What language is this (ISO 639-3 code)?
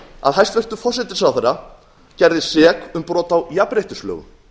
isl